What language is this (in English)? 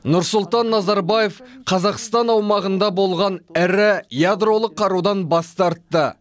Kazakh